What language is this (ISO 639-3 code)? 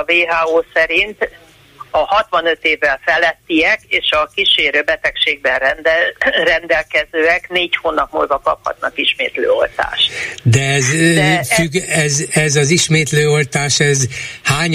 hun